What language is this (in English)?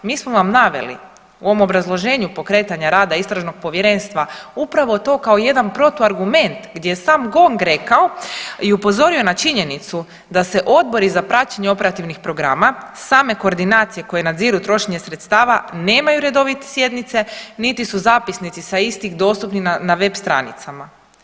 Croatian